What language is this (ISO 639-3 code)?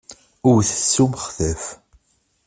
kab